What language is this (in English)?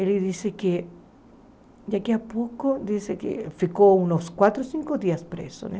Portuguese